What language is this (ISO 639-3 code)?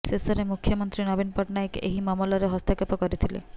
ori